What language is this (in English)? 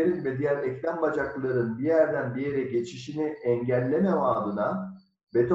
Turkish